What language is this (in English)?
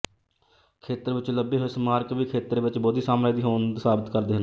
Punjabi